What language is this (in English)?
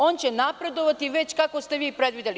Serbian